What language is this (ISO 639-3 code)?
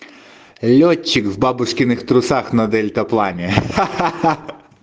rus